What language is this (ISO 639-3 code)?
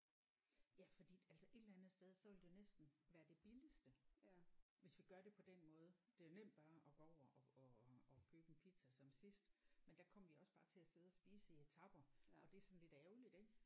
dan